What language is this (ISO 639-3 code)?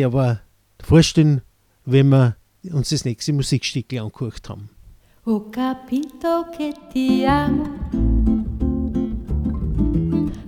deu